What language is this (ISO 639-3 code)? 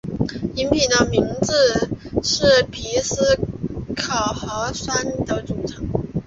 zho